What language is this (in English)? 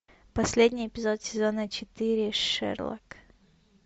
Russian